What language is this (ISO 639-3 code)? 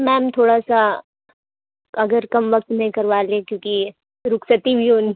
urd